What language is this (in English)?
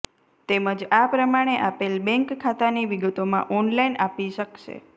Gujarati